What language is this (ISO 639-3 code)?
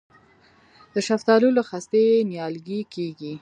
pus